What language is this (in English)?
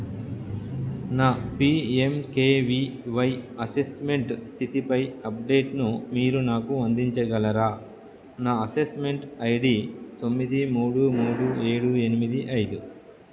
Telugu